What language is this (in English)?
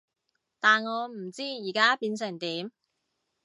Cantonese